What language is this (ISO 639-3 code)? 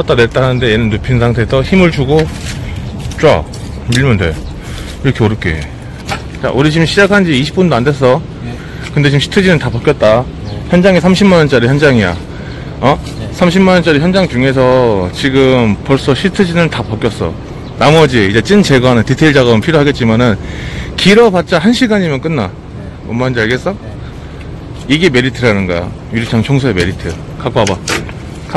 kor